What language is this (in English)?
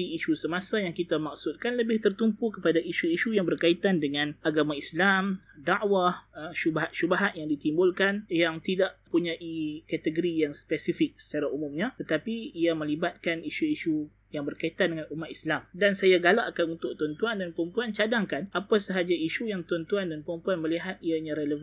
Malay